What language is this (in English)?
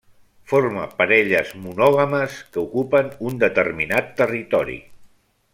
Catalan